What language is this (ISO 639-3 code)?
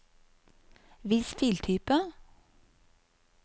nor